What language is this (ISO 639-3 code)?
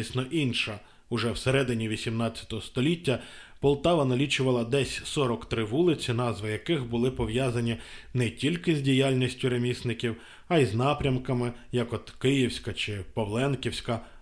ukr